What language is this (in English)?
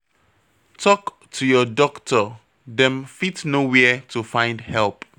Nigerian Pidgin